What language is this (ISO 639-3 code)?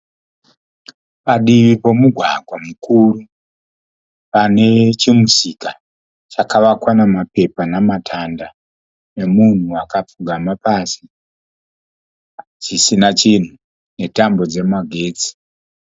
sna